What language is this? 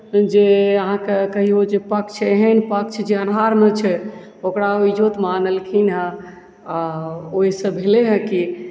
Maithili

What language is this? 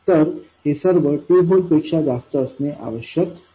Marathi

